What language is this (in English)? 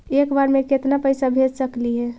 Magahi